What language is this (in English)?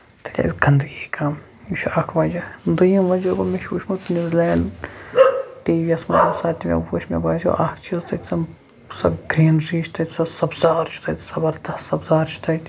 Kashmiri